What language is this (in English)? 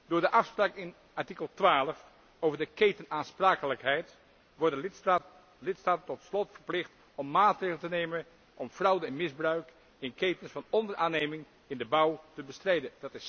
Dutch